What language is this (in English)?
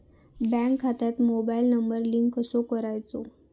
Marathi